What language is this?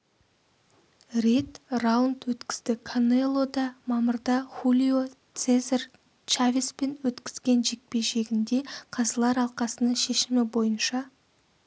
Kazakh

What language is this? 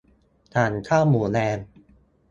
Thai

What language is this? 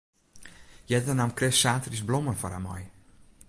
Western Frisian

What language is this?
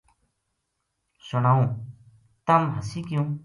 Gujari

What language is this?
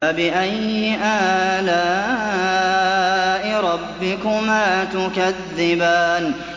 Arabic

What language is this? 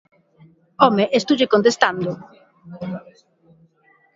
Galician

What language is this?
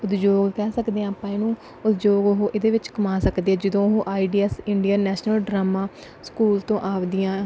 Punjabi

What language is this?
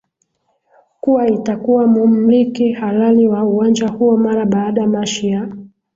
Swahili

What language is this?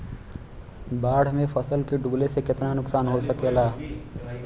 Bhojpuri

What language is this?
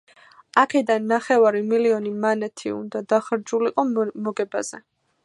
Georgian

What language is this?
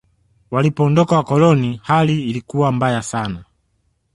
Swahili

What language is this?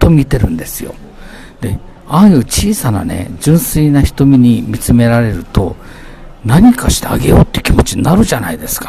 Japanese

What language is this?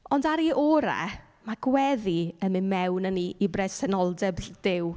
Welsh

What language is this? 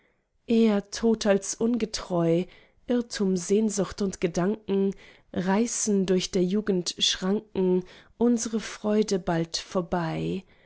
German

